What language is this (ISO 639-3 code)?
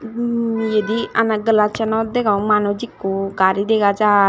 ccp